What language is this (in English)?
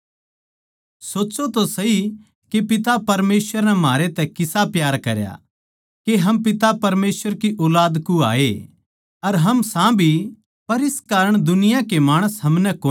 Haryanvi